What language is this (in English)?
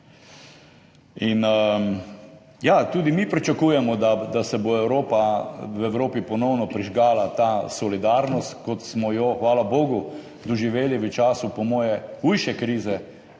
Slovenian